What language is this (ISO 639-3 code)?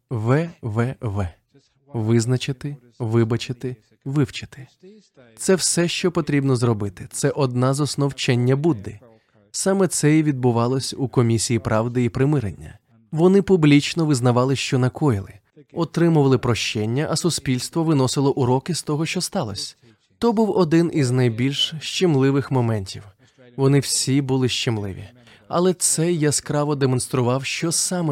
ukr